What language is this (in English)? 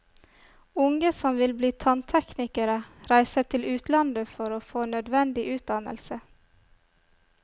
Norwegian